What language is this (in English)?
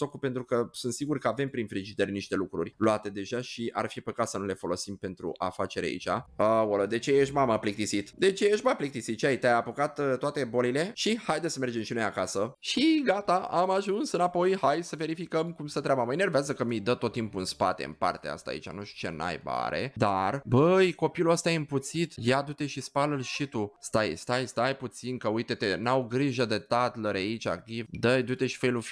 Romanian